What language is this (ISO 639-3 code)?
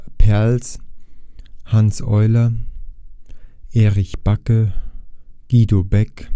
deu